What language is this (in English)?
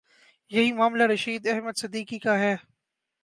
Urdu